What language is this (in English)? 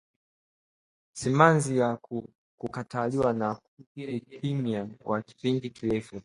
Swahili